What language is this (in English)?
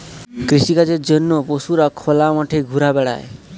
Bangla